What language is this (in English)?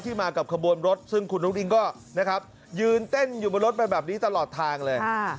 Thai